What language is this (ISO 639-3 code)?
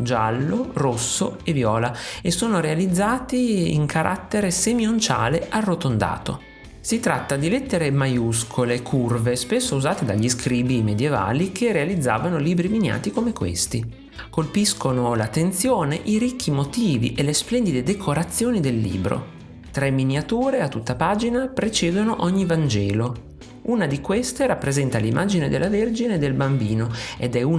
ita